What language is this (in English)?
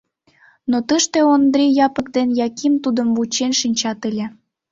Mari